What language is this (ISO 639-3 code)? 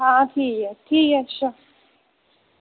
doi